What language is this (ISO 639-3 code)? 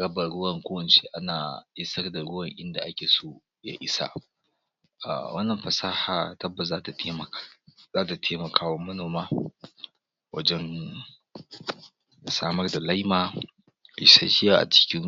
hau